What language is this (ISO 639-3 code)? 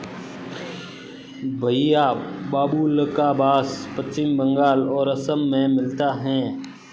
hin